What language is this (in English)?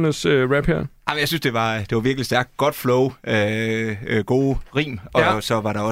Danish